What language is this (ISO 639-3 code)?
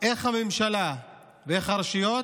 heb